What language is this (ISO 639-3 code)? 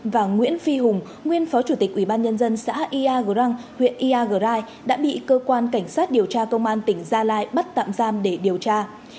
vie